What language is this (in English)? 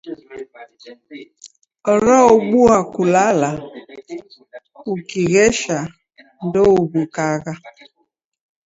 Taita